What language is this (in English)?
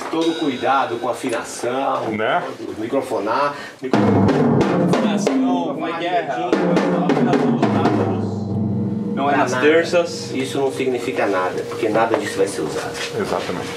Portuguese